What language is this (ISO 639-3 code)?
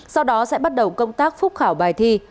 vie